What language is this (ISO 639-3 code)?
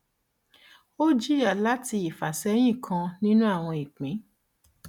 yor